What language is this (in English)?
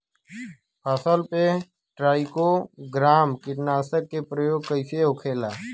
Bhojpuri